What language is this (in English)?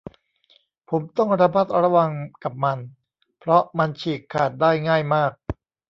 Thai